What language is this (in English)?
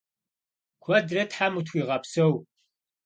Kabardian